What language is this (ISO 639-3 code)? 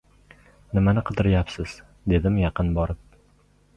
uzb